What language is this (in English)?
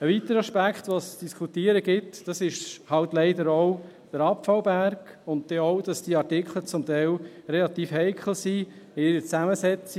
Swiss German